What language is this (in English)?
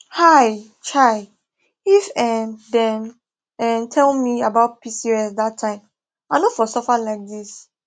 Nigerian Pidgin